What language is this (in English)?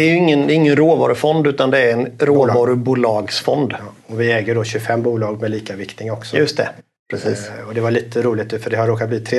Swedish